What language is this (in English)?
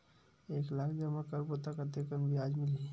Chhattisgarhi